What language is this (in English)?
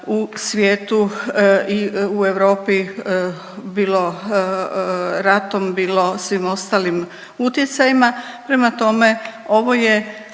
Croatian